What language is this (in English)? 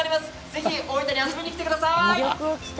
Japanese